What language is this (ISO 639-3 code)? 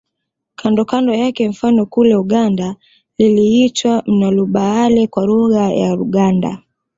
swa